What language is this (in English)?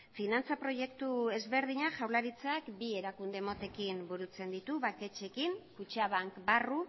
Basque